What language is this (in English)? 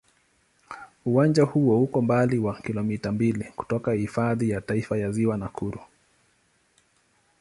Swahili